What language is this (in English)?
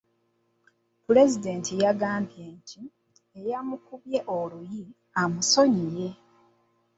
Ganda